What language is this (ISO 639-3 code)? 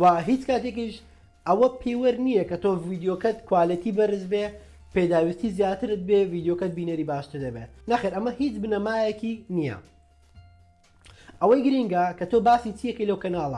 kur